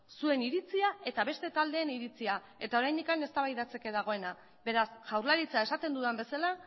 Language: Basque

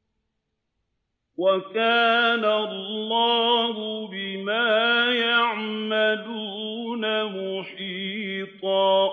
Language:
Arabic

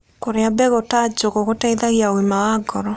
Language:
Kikuyu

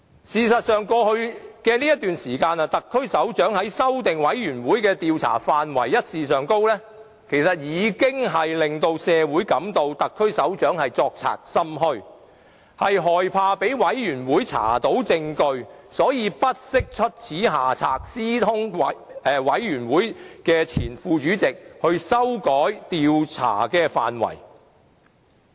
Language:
Cantonese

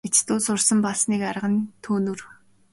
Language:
Mongolian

